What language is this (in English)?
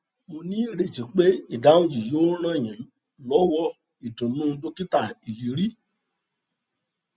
Yoruba